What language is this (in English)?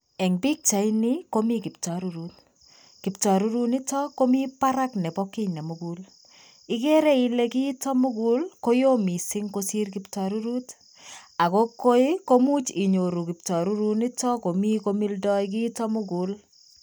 Kalenjin